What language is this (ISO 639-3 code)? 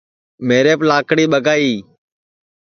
ssi